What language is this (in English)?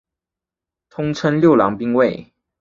Chinese